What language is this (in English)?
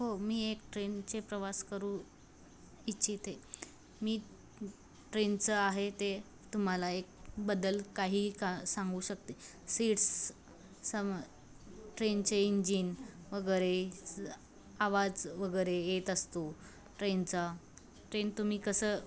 Marathi